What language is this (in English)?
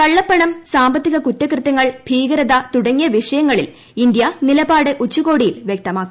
Malayalam